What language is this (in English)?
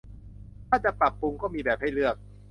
Thai